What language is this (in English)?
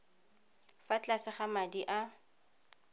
Tswana